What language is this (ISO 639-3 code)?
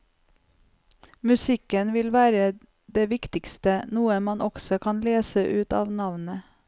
nor